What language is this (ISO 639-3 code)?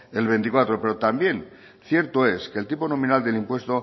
spa